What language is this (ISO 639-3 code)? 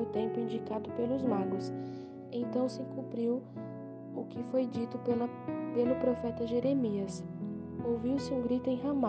por